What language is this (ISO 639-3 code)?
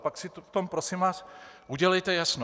ces